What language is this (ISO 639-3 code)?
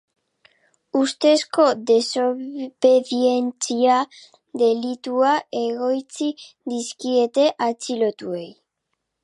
eus